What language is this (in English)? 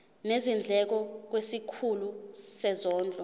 Zulu